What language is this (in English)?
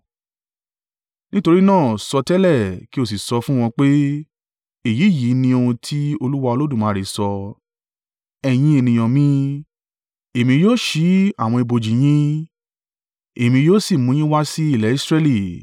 Yoruba